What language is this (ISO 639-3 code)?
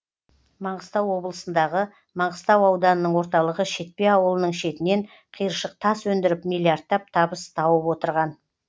kaz